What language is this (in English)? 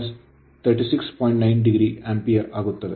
Kannada